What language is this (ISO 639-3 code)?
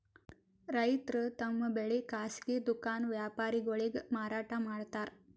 kan